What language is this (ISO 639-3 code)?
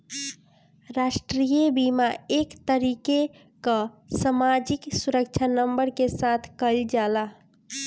bho